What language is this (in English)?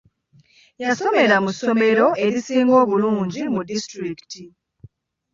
Ganda